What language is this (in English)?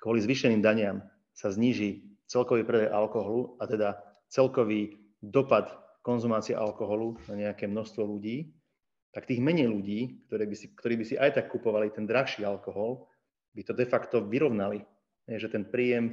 Slovak